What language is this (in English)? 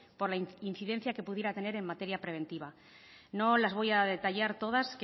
Spanish